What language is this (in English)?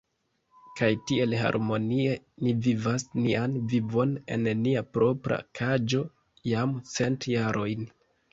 Esperanto